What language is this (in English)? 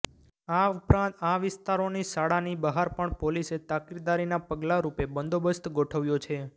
Gujarati